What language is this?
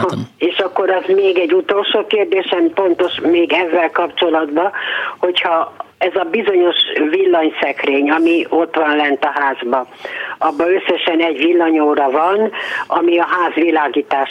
Hungarian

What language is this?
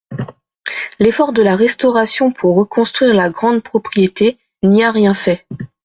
French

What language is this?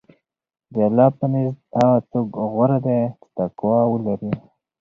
Pashto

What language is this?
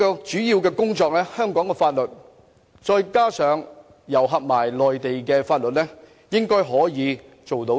Cantonese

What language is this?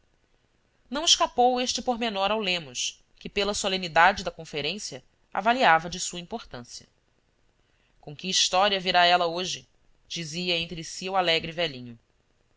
Portuguese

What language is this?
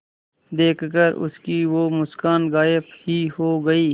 Hindi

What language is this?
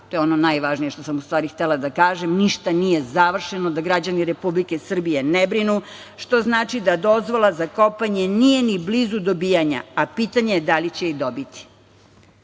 Serbian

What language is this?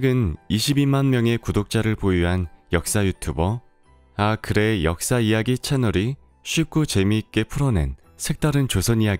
Korean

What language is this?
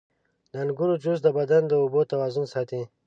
Pashto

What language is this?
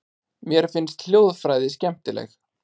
Icelandic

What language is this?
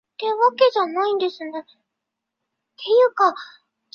Chinese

